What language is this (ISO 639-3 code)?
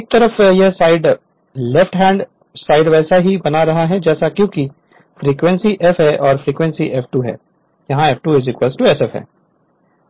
hin